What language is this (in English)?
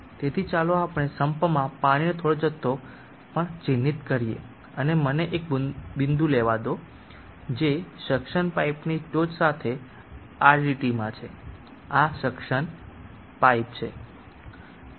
Gujarati